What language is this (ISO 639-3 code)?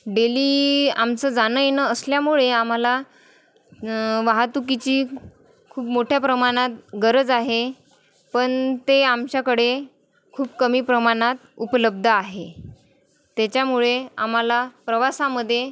mar